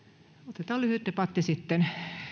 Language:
Finnish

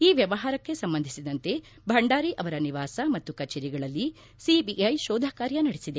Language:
Kannada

